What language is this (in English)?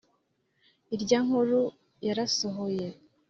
Kinyarwanda